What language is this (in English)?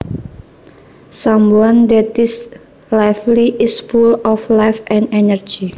Javanese